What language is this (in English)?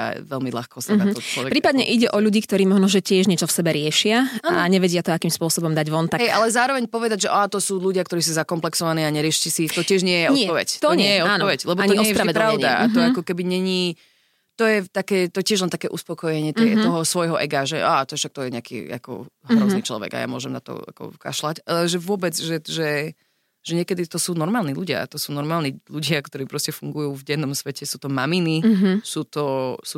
Slovak